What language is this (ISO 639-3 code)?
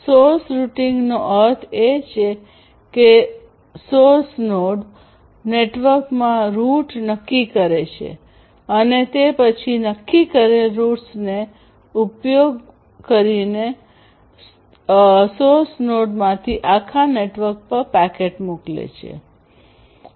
guj